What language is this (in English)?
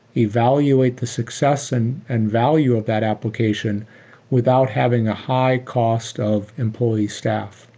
English